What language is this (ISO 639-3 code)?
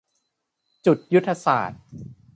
tha